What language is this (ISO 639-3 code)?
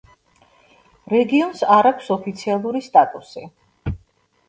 kat